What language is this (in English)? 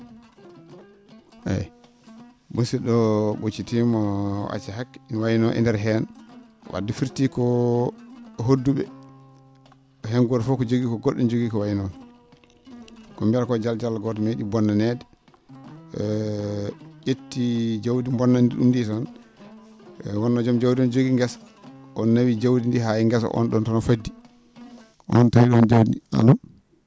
Fula